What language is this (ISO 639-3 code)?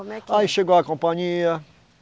por